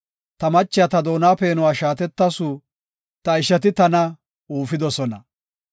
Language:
Gofa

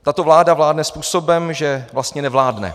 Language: Czech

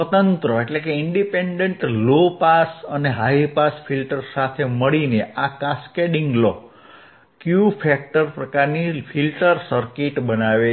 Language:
Gujarati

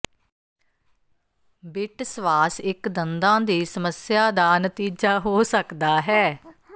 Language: Punjabi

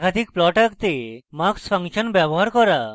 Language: Bangla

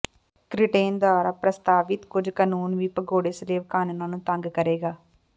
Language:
Punjabi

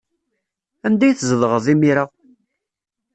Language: Kabyle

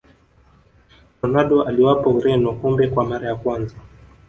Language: Swahili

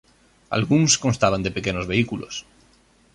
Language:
Galician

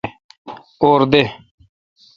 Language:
Kalkoti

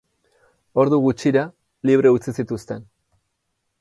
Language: Basque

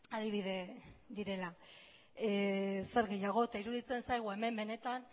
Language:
Basque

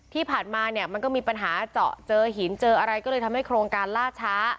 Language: Thai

